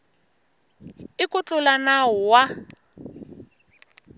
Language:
Tsonga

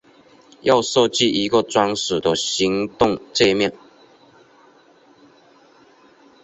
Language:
Chinese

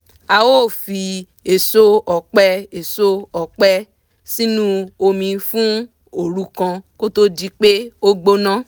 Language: Yoruba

